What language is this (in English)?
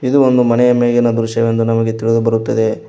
Kannada